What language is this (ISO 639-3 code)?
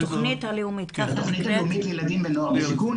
heb